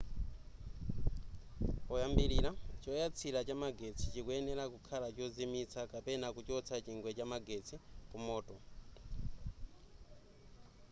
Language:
Nyanja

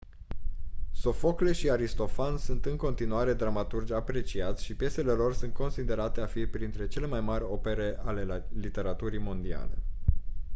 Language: Romanian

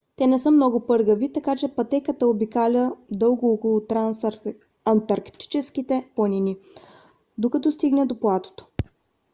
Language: Bulgarian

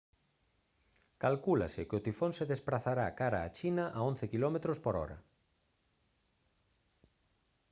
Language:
Galician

